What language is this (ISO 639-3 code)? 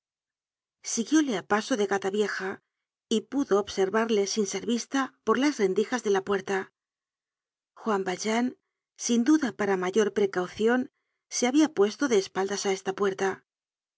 spa